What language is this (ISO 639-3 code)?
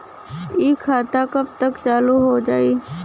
bho